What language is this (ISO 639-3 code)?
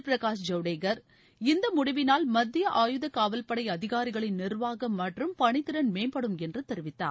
tam